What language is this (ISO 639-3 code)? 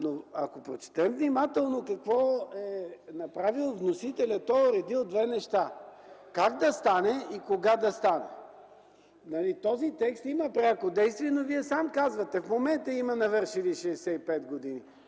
bul